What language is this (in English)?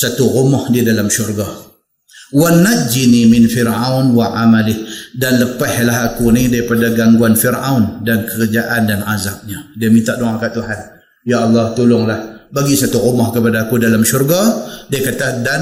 Malay